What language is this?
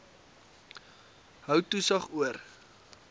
Afrikaans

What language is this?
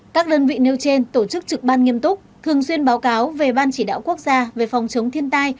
Vietnamese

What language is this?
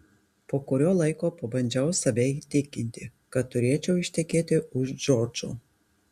Lithuanian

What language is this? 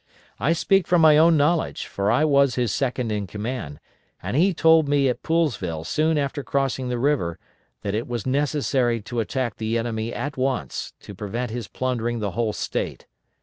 English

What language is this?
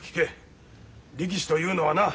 Japanese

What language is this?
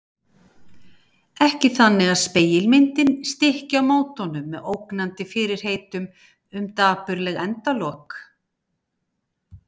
Icelandic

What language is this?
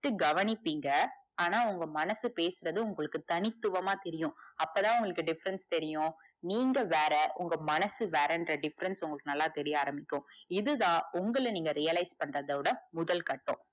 Tamil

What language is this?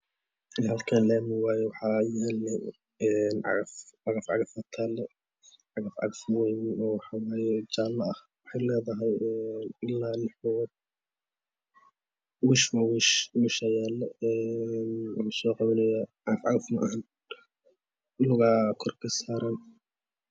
Somali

